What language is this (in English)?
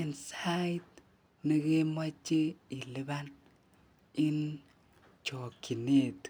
Kalenjin